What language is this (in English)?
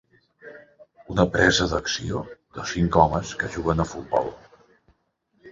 Catalan